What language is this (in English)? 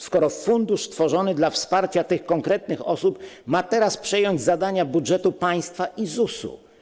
Polish